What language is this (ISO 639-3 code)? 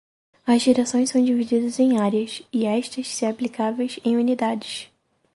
por